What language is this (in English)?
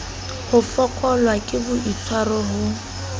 Southern Sotho